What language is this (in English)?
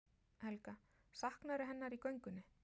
Icelandic